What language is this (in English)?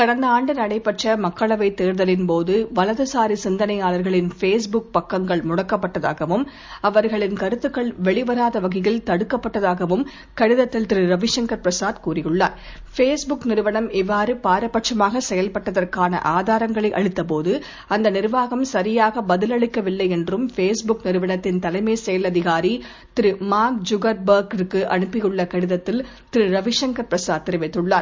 Tamil